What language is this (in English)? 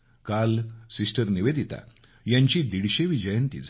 Marathi